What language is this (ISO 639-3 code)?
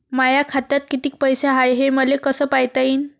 mar